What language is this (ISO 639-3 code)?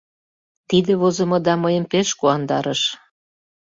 chm